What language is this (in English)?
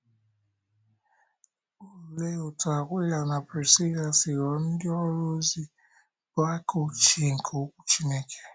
Igbo